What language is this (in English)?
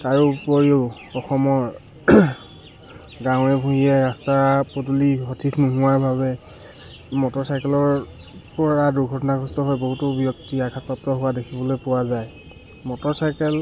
Assamese